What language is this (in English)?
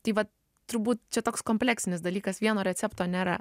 Lithuanian